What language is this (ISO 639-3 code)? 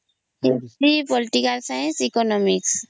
ori